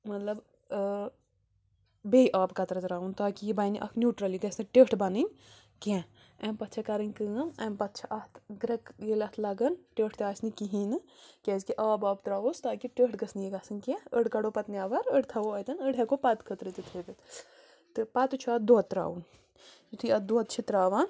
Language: Kashmiri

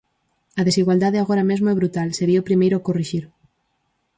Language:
Galician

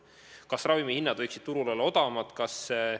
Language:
Estonian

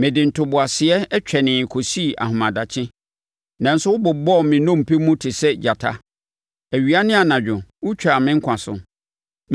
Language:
Akan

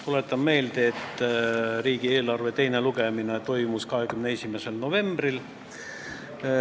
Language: Estonian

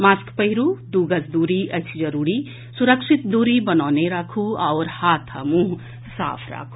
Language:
Maithili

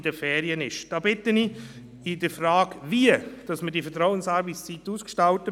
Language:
Swiss German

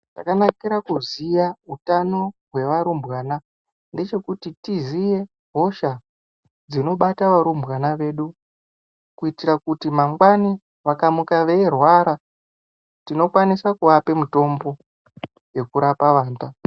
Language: Ndau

